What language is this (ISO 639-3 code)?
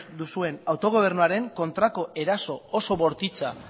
eus